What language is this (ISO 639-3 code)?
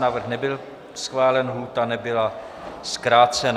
ces